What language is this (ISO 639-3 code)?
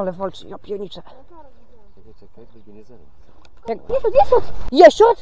pol